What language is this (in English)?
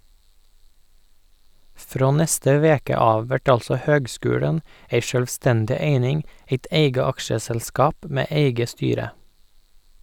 Norwegian